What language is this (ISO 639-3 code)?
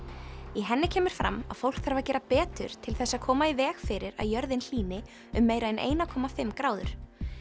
isl